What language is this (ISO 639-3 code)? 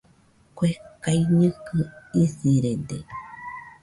hux